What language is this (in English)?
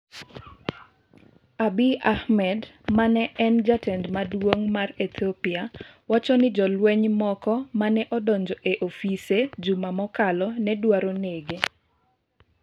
Luo (Kenya and Tanzania)